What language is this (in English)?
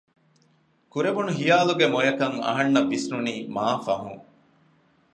Divehi